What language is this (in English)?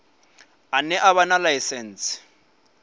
Venda